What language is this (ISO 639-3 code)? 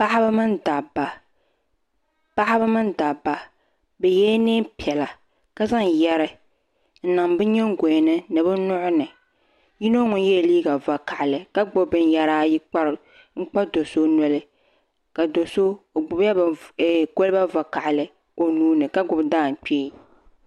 dag